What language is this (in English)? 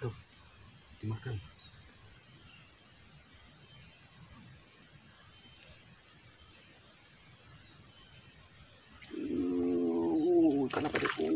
Indonesian